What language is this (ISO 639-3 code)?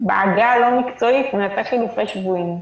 heb